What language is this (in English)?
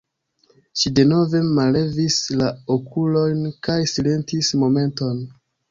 Esperanto